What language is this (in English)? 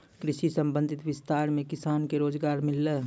Maithili